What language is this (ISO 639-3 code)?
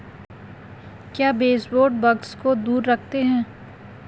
hin